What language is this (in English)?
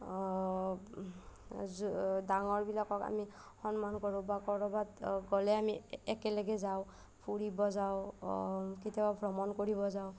Assamese